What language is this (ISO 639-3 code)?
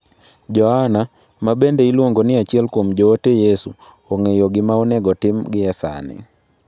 luo